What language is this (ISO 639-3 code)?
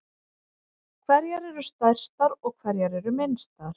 isl